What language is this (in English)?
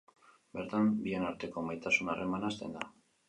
Basque